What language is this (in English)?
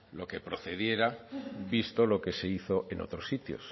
Spanish